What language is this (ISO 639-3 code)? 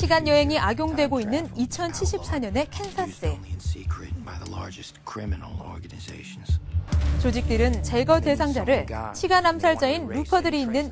kor